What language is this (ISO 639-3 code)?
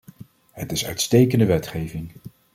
nld